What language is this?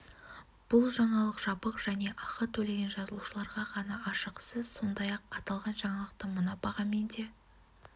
Kazakh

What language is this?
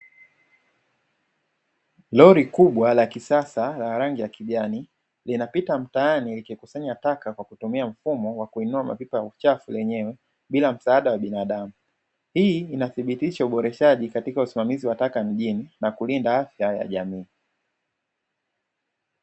Swahili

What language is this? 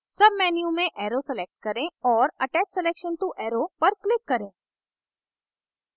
Hindi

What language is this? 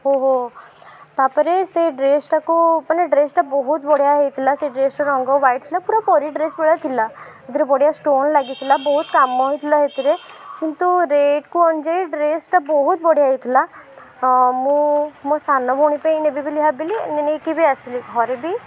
Odia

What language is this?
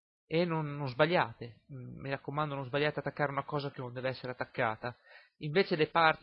Italian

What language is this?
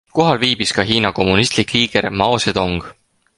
Estonian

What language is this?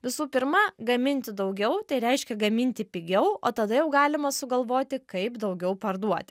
Lithuanian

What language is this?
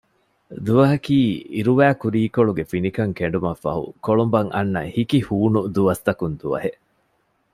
Divehi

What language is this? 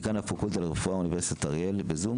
Hebrew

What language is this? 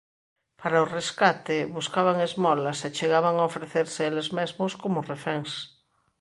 Galician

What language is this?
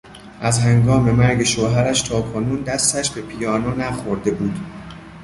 Persian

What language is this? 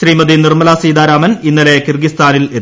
Malayalam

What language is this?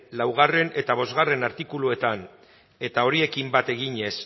Basque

